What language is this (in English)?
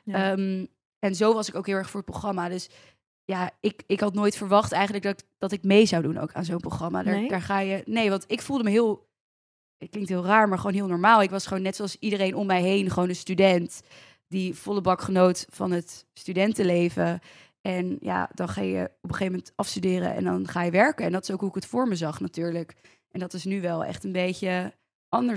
Dutch